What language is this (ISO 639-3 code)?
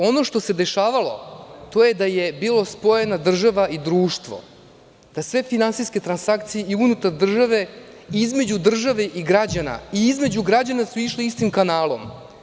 srp